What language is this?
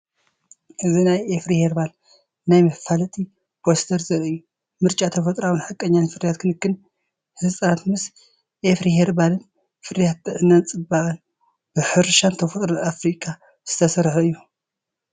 Tigrinya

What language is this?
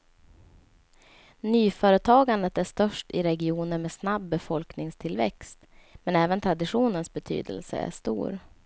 Swedish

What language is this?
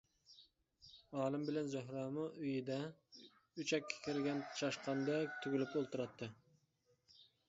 Uyghur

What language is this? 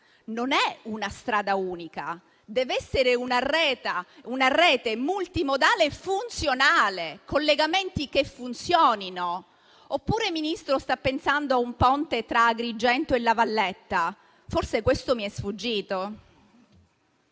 Italian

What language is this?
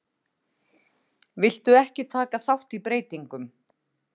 Icelandic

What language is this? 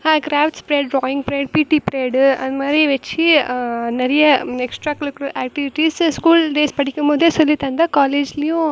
Tamil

